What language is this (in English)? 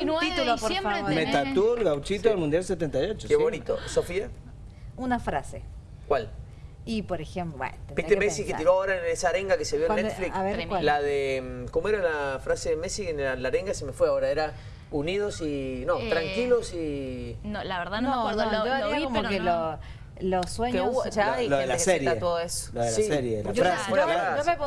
Spanish